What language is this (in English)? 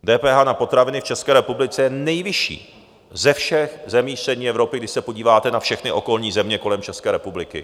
Czech